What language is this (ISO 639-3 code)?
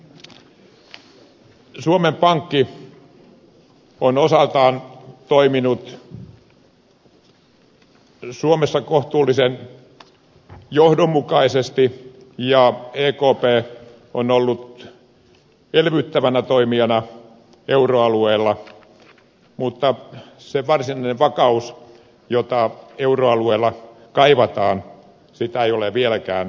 fin